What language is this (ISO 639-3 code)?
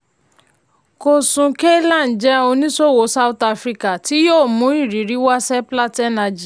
yor